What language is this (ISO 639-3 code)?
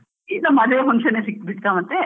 kan